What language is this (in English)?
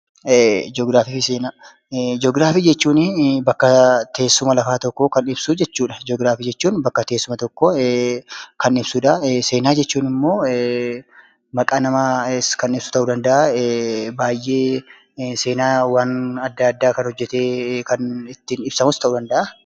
Oromo